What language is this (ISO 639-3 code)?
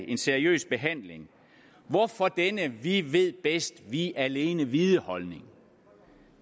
dan